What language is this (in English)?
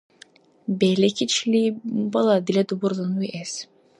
Dargwa